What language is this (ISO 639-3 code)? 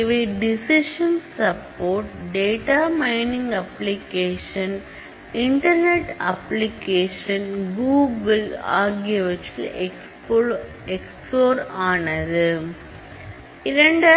tam